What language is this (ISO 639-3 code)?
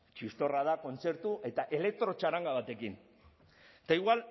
eus